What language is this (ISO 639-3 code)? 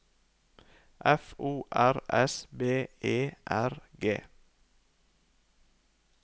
nor